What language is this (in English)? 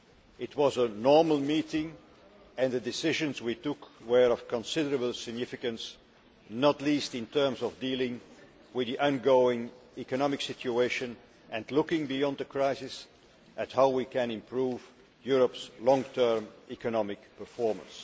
English